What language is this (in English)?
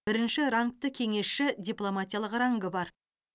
Kazakh